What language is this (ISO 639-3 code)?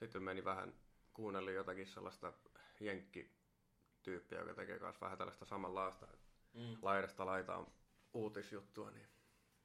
fin